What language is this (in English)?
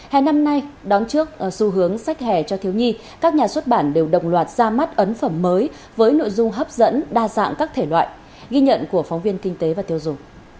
Vietnamese